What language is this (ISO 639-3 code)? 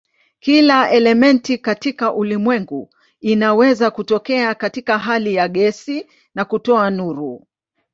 swa